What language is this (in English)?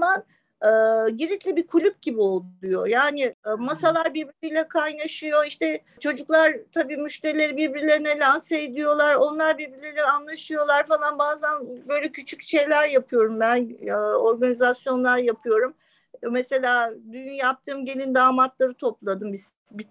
Turkish